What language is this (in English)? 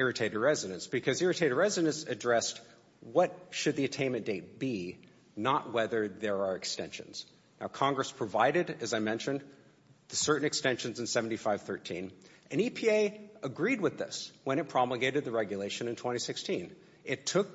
English